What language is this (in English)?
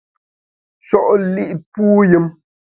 Bamun